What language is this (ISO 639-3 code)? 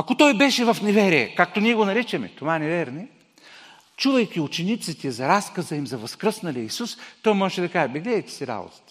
bul